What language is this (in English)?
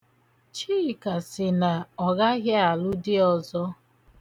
Igbo